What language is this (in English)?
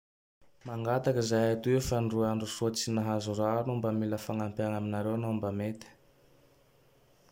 Tandroy-Mahafaly Malagasy